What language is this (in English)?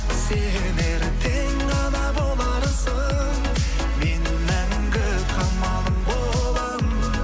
Kazakh